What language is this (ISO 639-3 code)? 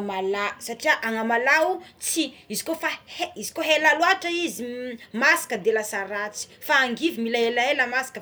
xmw